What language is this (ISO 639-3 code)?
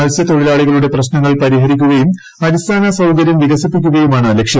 mal